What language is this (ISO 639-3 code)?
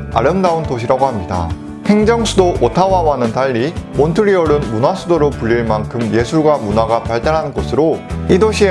kor